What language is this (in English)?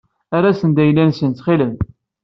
Kabyle